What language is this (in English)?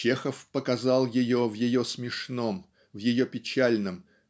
Russian